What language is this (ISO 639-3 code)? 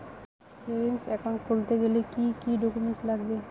ben